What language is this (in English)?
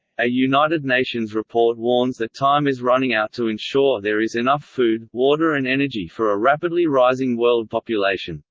English